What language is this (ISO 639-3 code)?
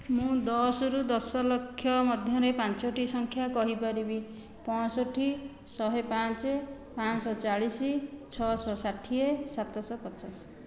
ori